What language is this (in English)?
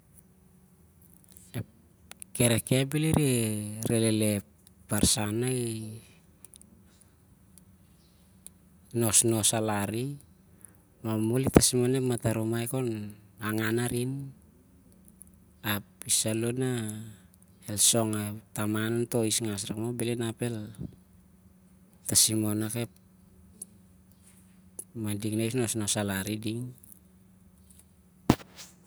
Siar-Lak